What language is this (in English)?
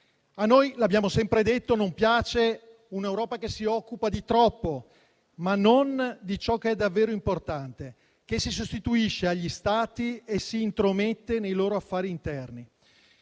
Italian